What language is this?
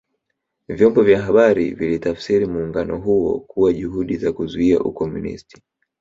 Swahili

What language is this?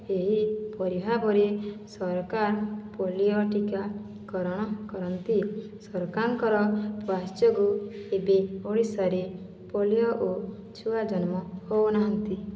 Odia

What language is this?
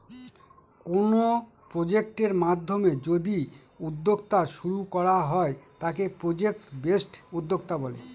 Bangla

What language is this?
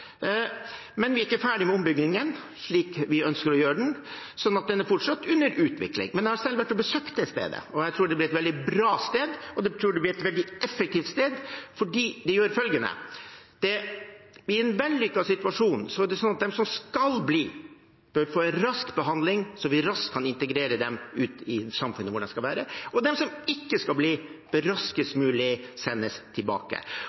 Norwegian Bokmål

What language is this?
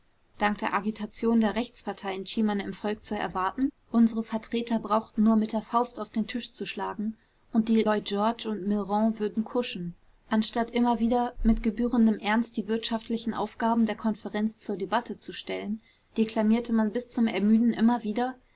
German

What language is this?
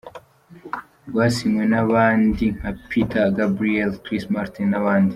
Kinyarwanda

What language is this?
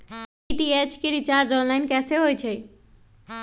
Magahi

